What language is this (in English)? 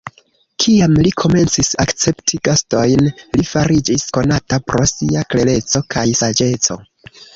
Esperanto